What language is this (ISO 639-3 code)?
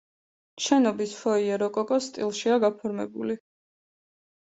kat